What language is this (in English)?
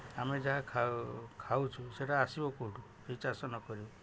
Odia